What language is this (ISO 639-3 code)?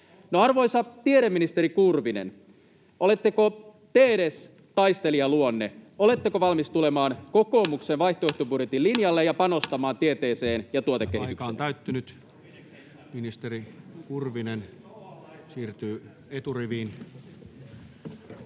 fin